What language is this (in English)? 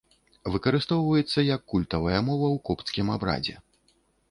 Belarusian